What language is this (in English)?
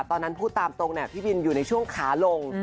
Thai